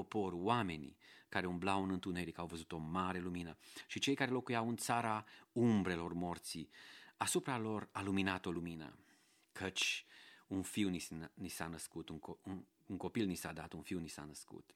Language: Romanian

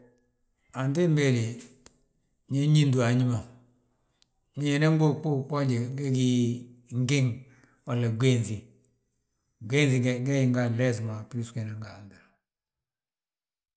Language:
Balanta-Ganja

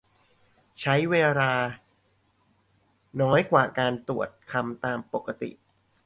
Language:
Thai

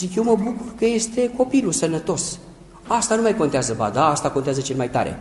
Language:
Romanian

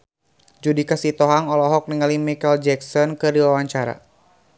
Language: Sundanese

